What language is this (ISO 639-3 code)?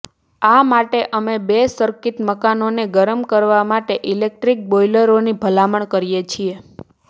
guj